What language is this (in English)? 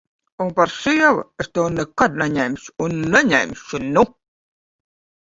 Latvian